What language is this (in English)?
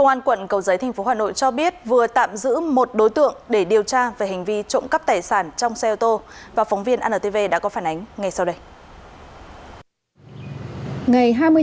Vietnamese